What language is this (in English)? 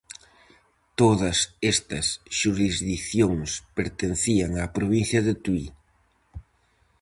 Galician